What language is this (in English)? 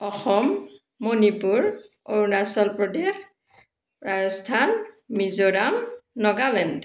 Assamese